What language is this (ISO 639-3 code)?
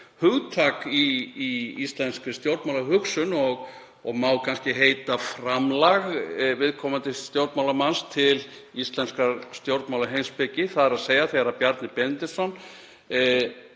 isl